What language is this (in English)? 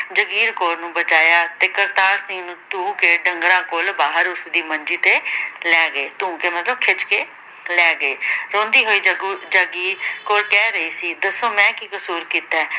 Punjabi